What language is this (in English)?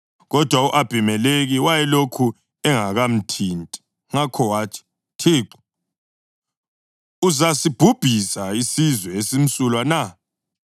North Ndebele